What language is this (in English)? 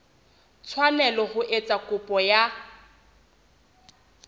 Southern Sotho